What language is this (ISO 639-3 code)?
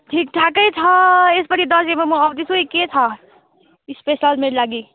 nep